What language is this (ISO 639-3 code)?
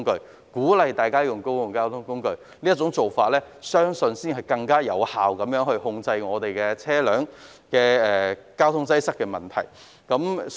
yue